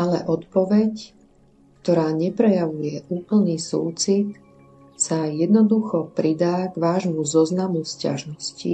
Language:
Slovak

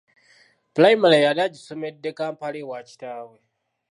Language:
Ganda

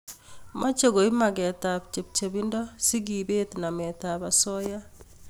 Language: Kalenjin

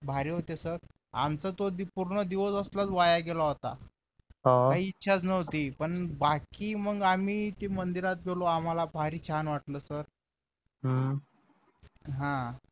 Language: Marathi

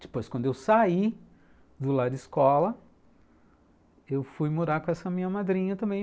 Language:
Portuguese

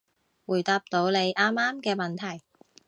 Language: Cantonese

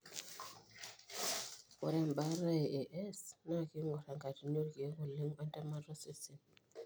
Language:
Masai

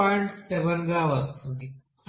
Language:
Telugu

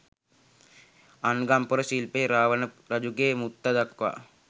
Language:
Sinhala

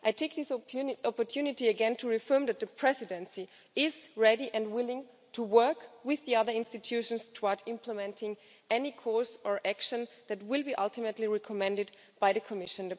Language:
English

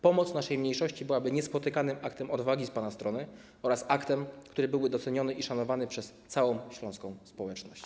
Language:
Polish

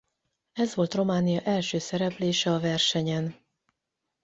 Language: Hungarian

